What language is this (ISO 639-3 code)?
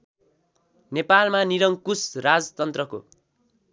nep